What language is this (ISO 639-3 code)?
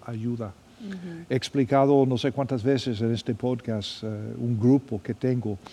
spa